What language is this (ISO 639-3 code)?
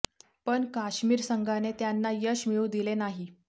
mar